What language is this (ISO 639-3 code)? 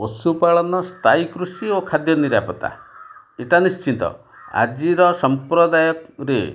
ori